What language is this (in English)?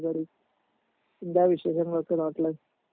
Malayalam